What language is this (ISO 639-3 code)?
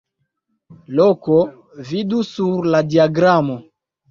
epo